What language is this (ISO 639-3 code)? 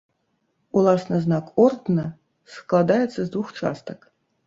bel